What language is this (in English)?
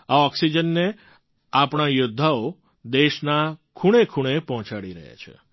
Gujarati